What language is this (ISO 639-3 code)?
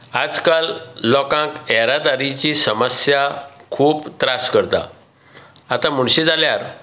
kok